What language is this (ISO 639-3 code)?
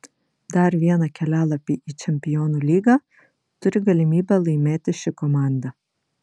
lit